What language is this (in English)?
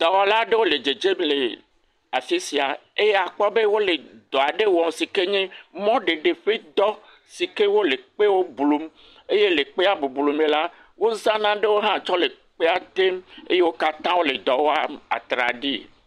Ewe